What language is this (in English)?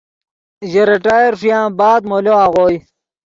Yidgha